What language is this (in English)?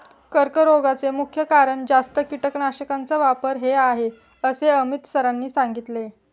Marathi